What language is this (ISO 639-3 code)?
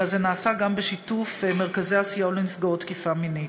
heb